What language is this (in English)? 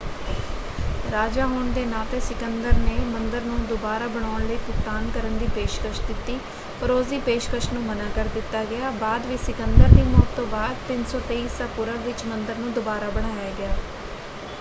Punjabi